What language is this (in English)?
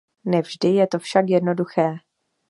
Czech